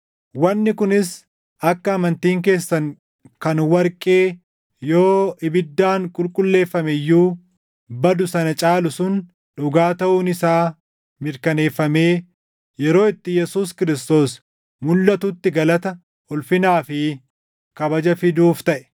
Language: Oromo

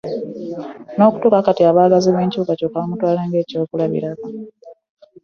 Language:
Ganda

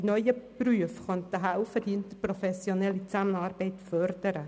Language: Swiss German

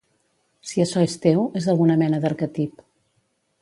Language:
Catalan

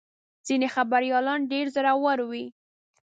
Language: Pashto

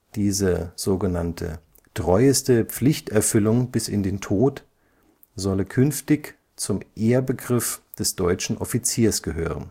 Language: German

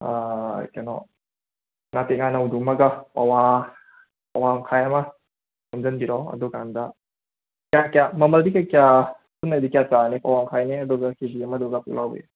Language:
Manipuri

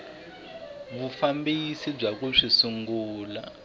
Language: Tsonga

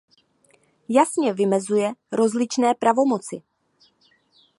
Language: Czech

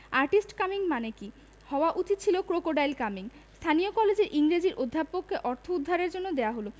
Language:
Bangla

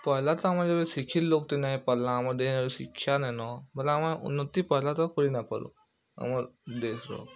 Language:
Odia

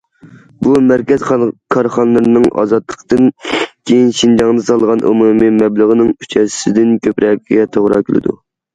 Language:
Uyghur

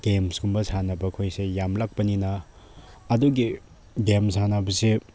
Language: Manipuri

